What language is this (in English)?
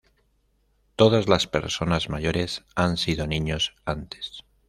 Spanish